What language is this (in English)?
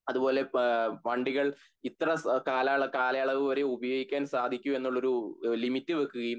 Malayalam